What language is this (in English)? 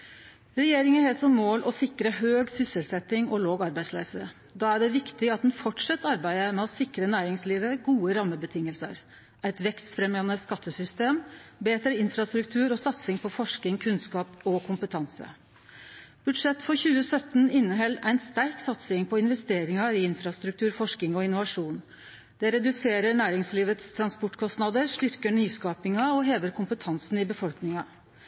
Norwegian Nynorsk